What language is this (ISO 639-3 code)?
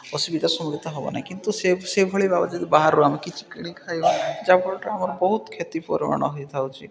ori